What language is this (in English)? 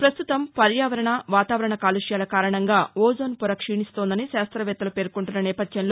Telugu